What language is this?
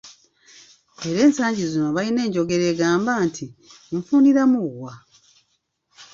Ganda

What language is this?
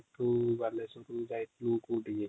Odia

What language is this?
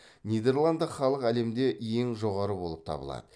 Kazakh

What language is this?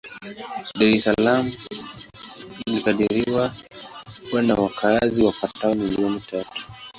Swahili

